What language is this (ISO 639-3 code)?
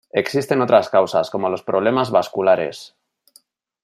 spa